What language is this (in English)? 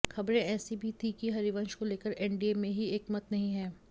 Hindi